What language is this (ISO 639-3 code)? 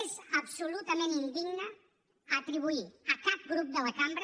cat